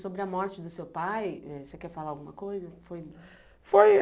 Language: Portuguese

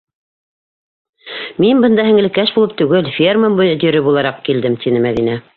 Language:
Bashkir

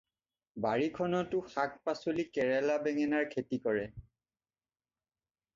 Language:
Assamese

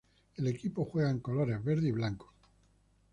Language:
Spanish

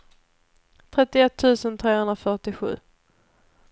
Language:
Swedish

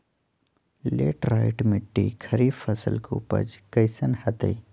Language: Magahi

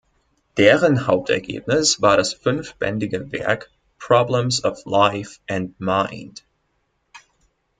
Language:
German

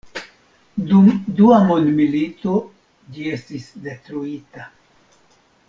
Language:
Esperanto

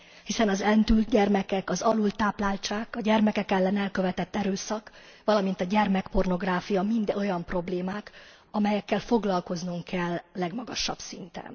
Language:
Hungarian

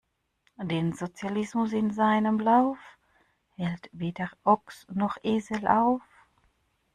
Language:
German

